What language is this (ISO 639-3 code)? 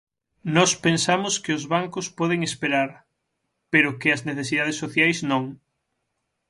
glg